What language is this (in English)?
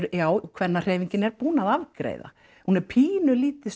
Icelandic